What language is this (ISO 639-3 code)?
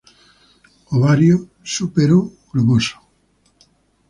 spa